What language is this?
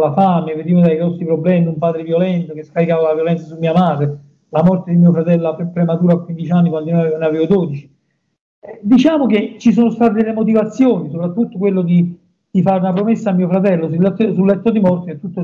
Italian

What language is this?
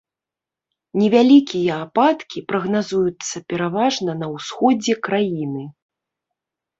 Belarusian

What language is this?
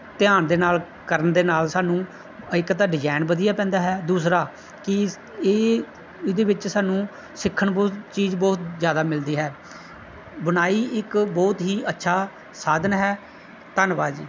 Punjabi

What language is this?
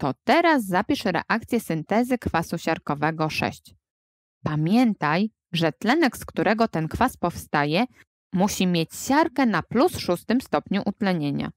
Polish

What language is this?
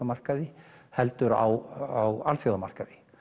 Icelandic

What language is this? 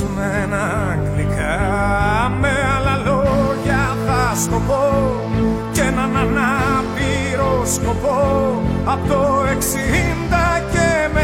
Greek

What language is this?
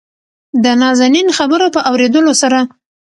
Pashto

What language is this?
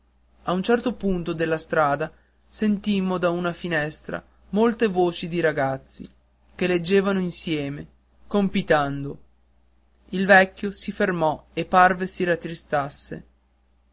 Italian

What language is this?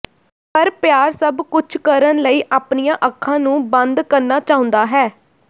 Punjabi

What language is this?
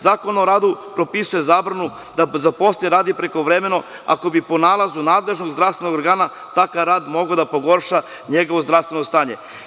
Serbian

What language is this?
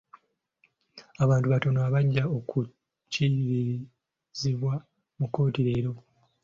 Ganda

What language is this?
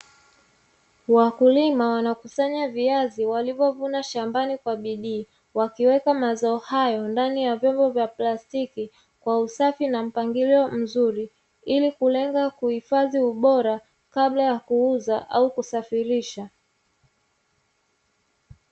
Swahili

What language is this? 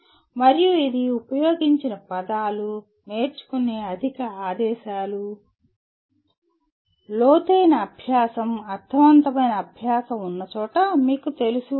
Telugu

